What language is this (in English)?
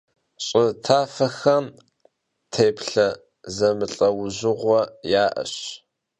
Kabardian